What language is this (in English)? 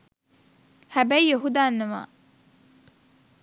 Sinhala